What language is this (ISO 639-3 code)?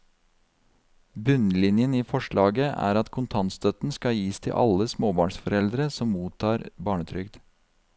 nor